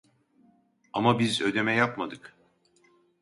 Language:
Turkish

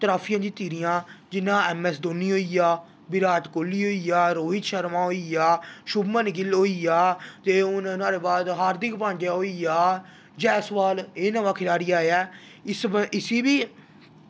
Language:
Dogri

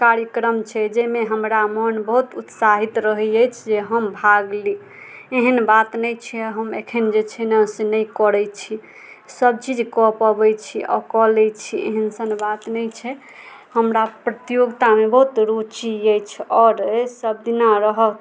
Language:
Maithili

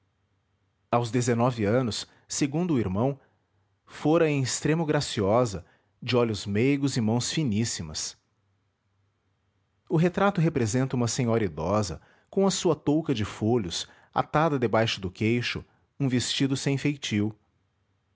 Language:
Portuguese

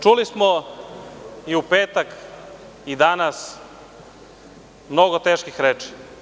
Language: Serbian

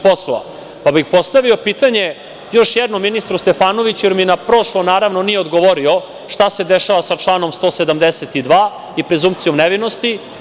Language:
Serbian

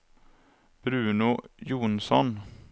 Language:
Swedish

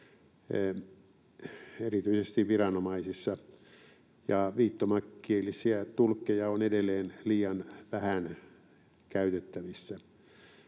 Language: Finnish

